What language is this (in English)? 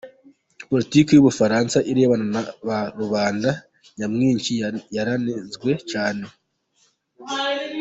Kinyarwanda